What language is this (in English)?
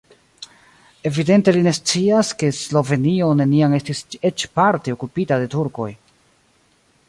Esperanto